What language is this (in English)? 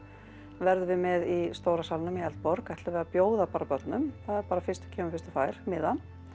Icelandic